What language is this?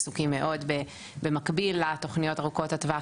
Hebrew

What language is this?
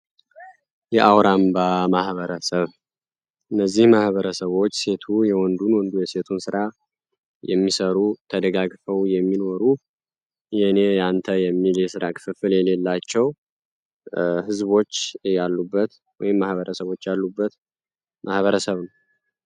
Amharic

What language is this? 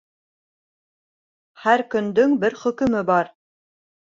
Bashkir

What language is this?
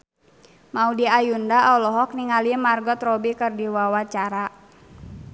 Sundanese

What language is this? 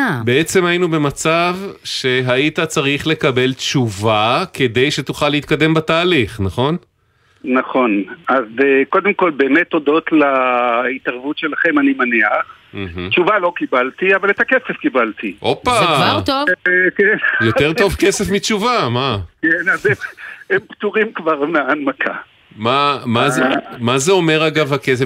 Hebrew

